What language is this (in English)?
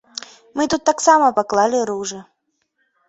Belarusian